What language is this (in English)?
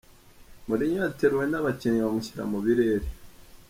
Kinyarwanda